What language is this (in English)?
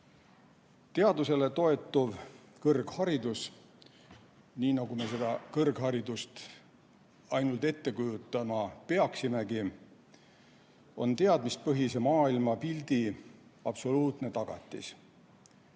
Estonian